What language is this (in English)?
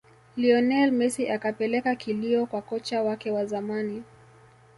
Swahili